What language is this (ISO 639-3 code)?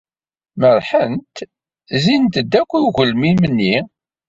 kab